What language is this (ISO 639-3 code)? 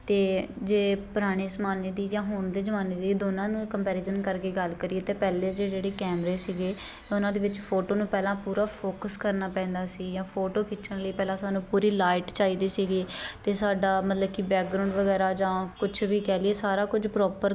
pan